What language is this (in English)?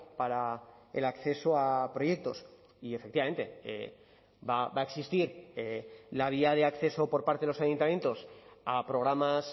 Spanish